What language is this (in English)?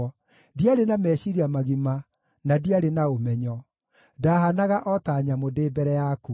Kikuyu